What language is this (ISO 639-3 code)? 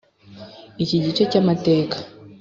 kin